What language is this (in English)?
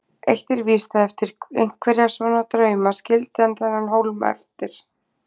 Icelandic